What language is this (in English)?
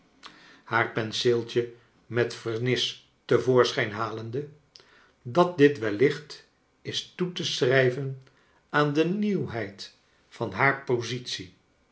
Dutch